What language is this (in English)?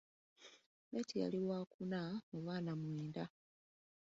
Ganda